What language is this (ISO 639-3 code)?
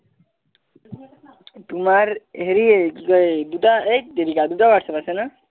asm